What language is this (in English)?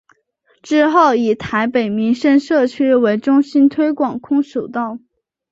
Chinese